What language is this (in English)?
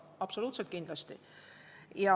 Estonian